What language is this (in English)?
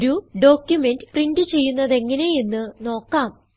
Malayalam